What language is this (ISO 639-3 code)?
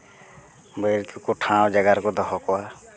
sat